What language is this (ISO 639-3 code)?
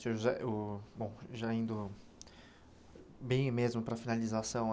por